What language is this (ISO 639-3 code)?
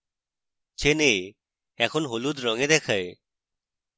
ben